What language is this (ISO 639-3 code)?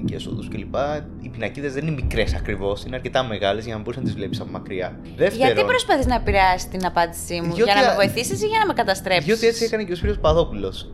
ell